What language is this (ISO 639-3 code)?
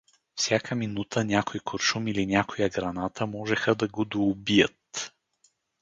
bul